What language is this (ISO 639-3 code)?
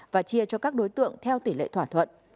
vie